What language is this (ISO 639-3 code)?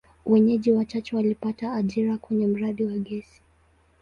swa